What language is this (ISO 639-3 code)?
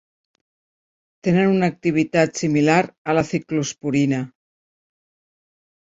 cat